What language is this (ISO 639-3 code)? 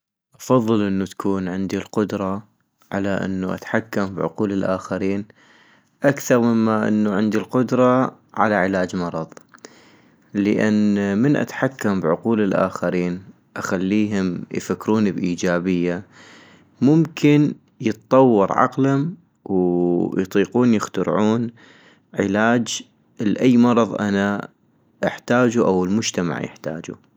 ayp